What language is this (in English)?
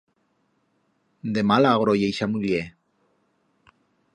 Aragonese